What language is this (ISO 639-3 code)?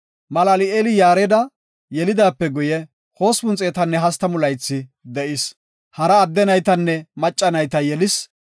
gof